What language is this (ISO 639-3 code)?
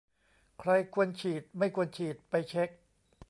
tha